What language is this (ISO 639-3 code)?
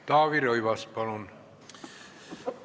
est